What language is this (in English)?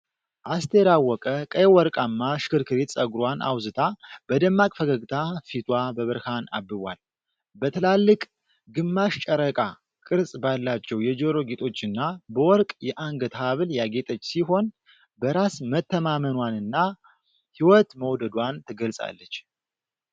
Amharic